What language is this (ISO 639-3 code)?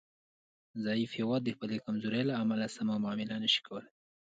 pus